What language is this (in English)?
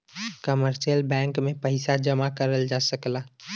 Bhojpuri